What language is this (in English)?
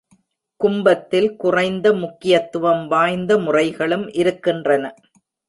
Tamil